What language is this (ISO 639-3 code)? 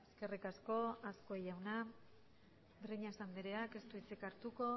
eus